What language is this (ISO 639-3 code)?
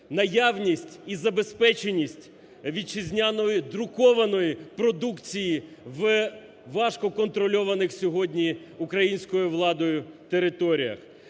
ukr